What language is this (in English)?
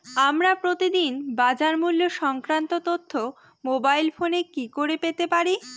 Bangla